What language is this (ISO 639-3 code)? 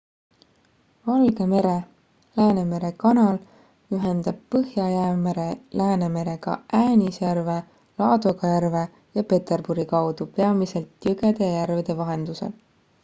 est